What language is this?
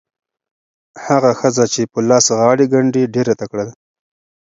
Pashto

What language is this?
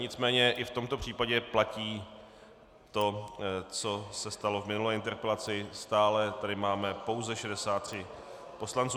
Czech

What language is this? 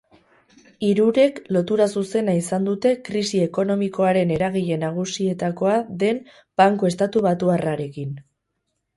Basque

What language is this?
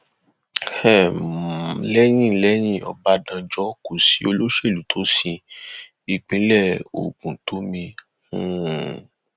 Yoruba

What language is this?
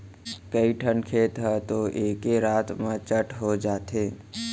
Chhattisgarhi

